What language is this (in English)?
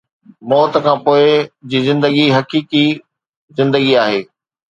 Sindhi